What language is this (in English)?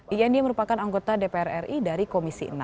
Indonesian